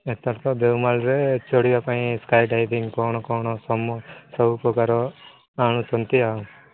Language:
Odia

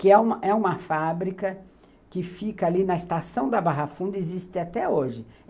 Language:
Portuguese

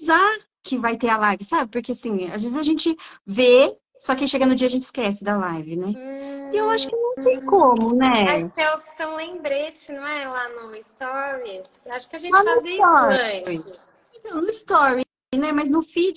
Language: Portuguese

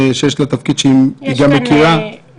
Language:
Hebrew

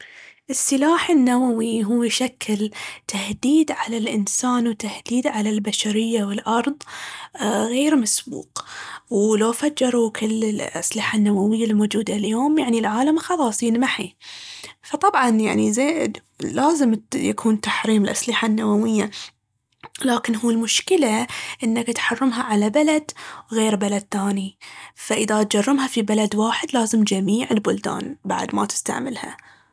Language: Baharna Arabic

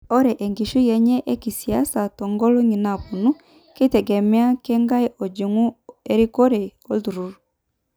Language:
Masai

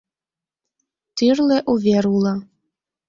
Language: Mari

